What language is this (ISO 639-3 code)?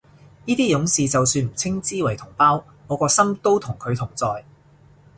yue